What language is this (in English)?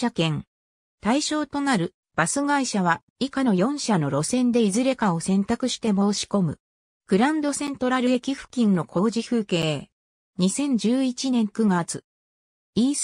Japanese